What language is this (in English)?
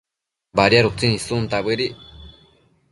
Matsés